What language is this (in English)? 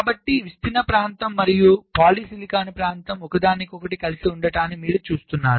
Telugu